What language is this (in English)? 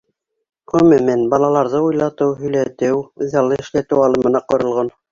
Bashkir